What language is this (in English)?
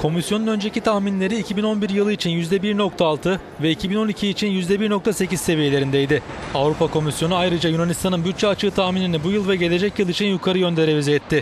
Turkish